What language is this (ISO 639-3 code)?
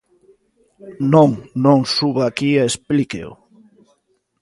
glg